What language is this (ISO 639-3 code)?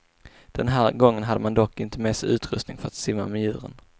swe